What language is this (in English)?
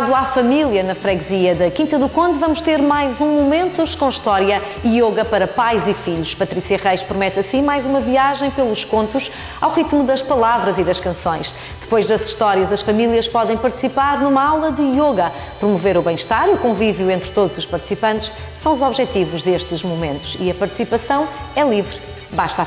Portuguese